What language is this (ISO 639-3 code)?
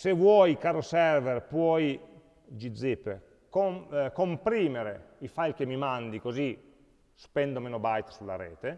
ita